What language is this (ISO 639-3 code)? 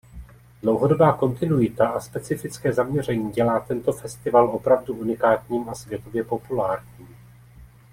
ces